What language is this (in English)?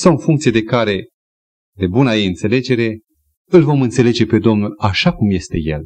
Romanian